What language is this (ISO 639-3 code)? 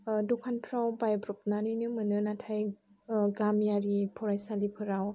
brx